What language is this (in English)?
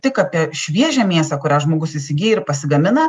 Lithuanian